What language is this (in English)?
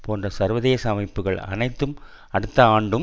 Tamil